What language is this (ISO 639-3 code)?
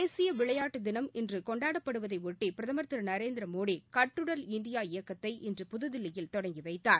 tam